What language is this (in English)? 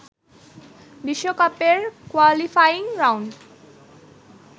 Bangla